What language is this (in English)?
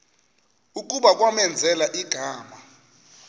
Xhosa